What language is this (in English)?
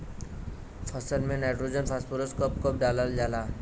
Bhojpuri